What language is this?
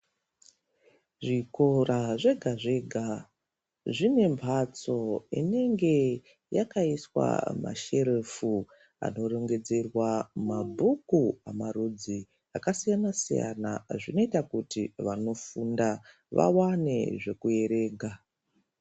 Ndau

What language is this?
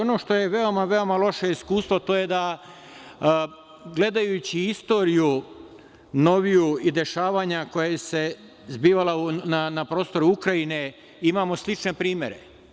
Serbian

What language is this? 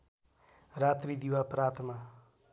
Nepali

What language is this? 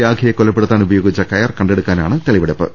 Malayalam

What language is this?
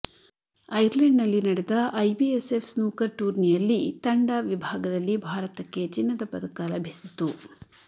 Kannada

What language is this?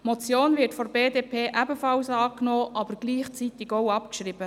Swiss German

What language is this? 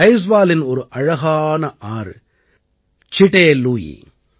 Tamil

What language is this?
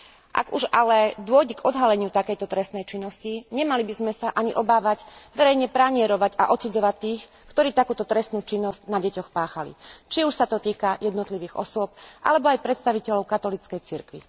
Slovak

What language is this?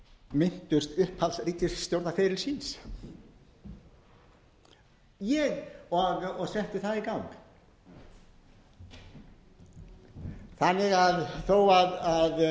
Icelandic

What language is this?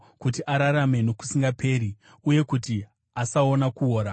Shona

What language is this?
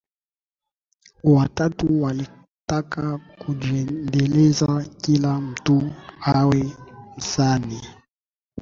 Swahili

